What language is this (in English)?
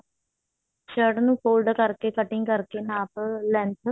Punjabi